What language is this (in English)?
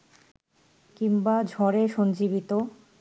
Bangla